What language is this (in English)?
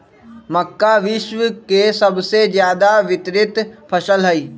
Magahi